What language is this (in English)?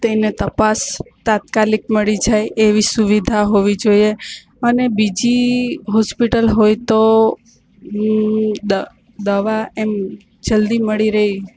Gujarati